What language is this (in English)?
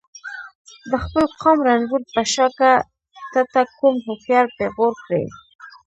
Pashto